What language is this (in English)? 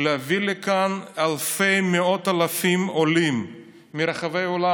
Hebrew